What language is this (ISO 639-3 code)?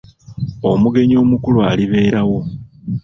lug